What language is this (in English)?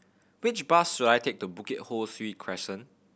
English